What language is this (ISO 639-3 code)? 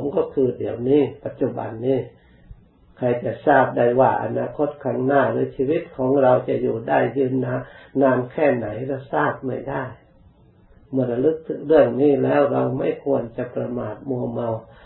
tha